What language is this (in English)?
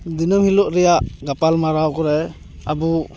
Santali